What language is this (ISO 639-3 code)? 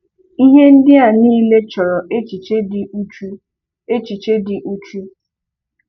ibo